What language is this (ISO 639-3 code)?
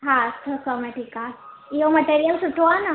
snd